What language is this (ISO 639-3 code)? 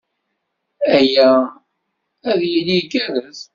kab